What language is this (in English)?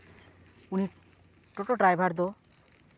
Santali